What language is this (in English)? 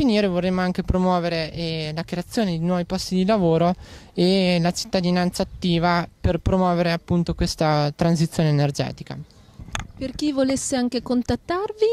Italian